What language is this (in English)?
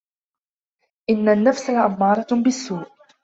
Arabic